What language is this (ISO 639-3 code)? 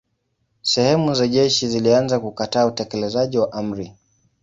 swa